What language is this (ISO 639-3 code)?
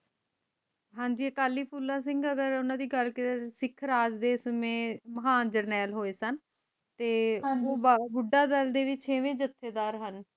pan